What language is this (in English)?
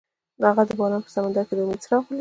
Pashto